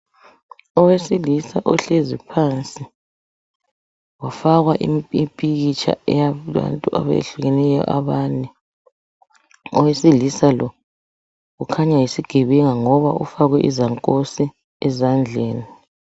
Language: North Ndebele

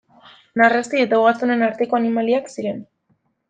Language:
Basque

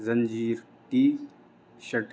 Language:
Urdu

